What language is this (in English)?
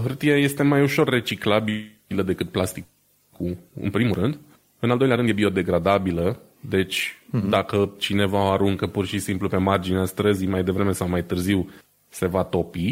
Romanian